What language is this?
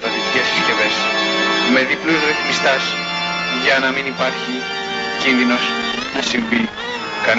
Greek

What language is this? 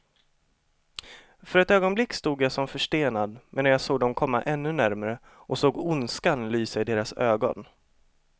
Swedish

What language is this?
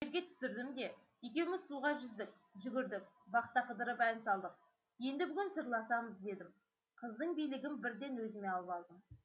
Kazakh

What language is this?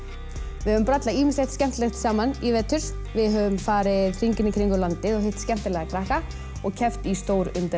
Icelandic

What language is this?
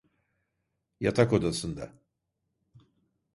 Turkish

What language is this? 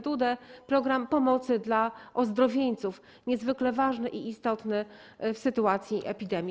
Polish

